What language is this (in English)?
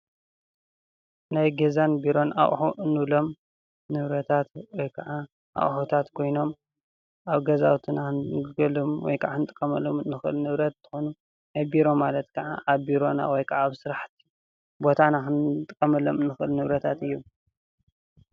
Tigrinya